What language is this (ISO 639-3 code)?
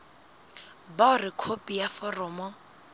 sot